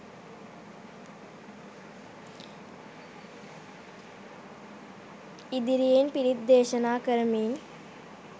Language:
Sinhala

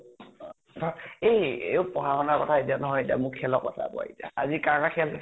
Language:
Assamese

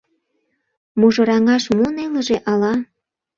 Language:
Mari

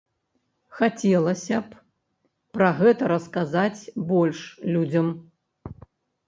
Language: Belarusian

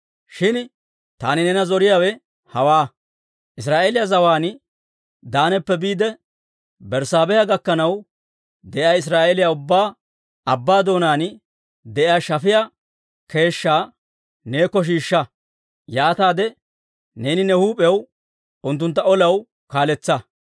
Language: Dawro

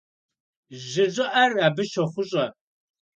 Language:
Kabardian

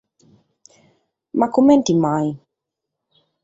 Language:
Sardinian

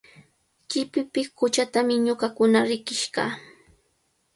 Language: Cajatambo North Lima Quechua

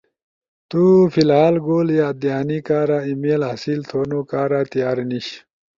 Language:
Ushojo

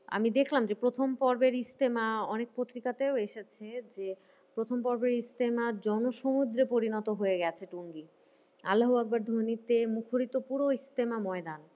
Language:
Bangla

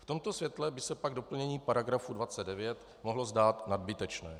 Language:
Czech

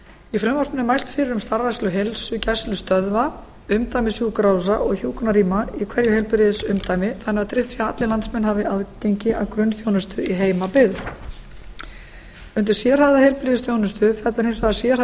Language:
Icelandic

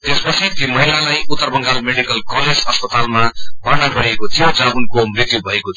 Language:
Nepali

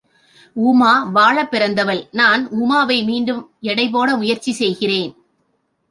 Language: Tamil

